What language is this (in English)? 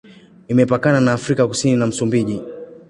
Swahili